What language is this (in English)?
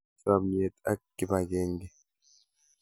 Kalenjin